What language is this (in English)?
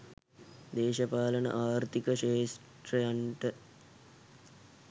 Sinhala